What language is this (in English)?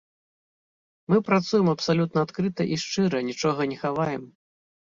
Belarusian